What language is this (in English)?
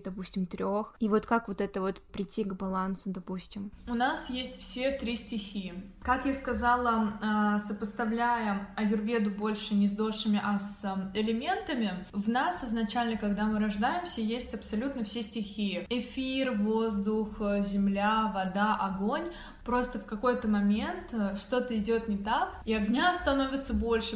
Russian